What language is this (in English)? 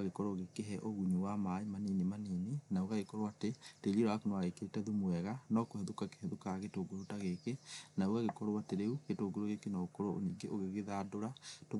Kikuyu